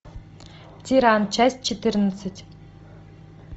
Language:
Russian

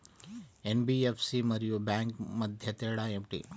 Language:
Telugu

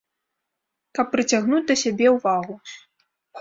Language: Belarusian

